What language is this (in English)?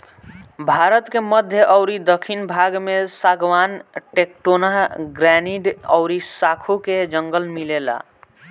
Bhojpuri